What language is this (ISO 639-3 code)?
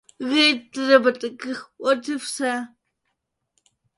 ukr